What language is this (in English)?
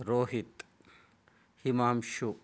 Sanskrit